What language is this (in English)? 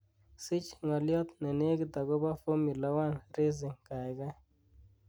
Kalenjin